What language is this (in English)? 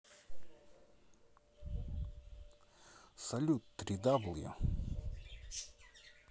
Russian